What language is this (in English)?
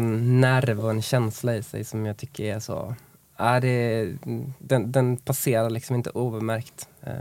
Swedish